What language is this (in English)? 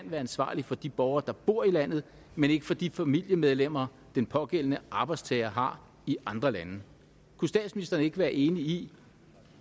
Danish